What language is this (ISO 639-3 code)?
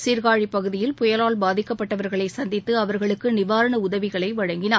tam